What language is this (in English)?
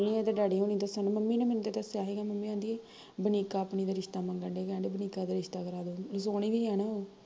Punjabi